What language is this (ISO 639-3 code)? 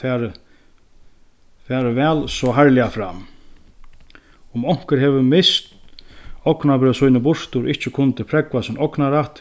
fao